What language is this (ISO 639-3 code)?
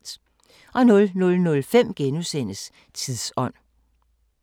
dan